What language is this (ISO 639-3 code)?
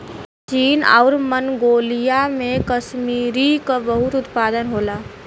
bho